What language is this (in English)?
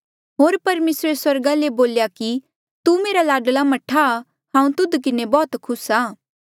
Mandeali